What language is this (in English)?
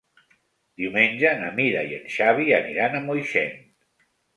Catalan